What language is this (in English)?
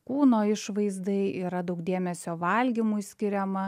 Lithuanian